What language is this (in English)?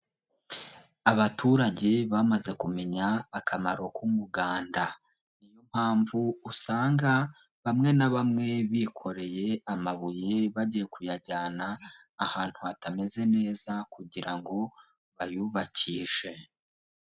Kinyarwanda